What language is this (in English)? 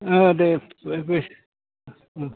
Bodo